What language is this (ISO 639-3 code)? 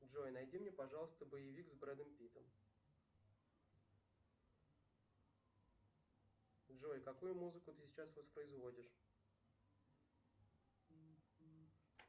rus